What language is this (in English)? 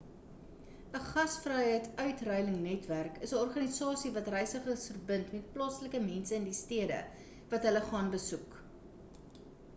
Afrikaans